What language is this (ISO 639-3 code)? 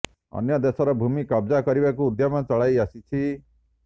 ori